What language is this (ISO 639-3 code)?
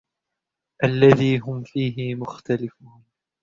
ara